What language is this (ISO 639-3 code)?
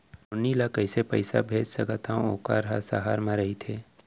hne